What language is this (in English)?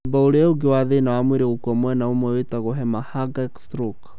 Kikuyu